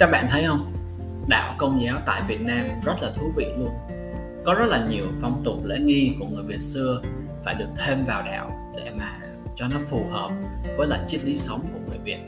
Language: Vietnamese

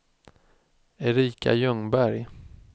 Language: Swedish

